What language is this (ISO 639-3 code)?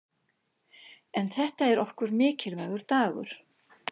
isl